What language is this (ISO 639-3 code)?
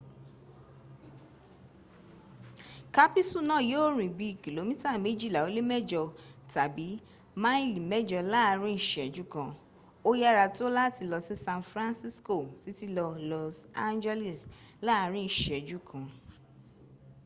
yor